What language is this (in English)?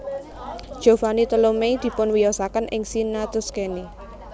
Javanese